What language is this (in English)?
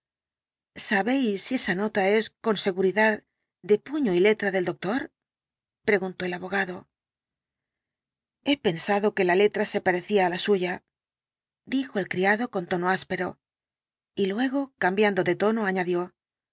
Spanish